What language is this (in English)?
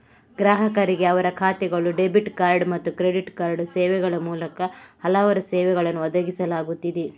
Kannada